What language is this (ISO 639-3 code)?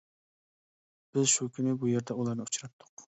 uig